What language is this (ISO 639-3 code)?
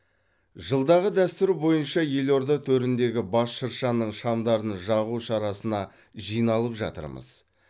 kaz